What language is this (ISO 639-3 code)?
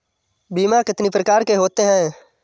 hin